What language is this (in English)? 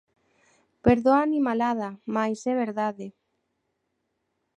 Galician